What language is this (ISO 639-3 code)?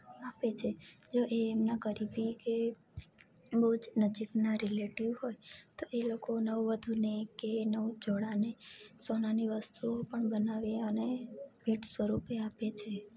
guj